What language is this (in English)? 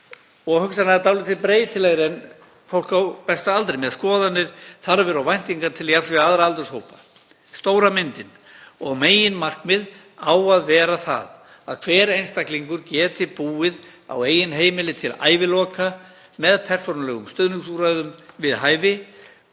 Icelandic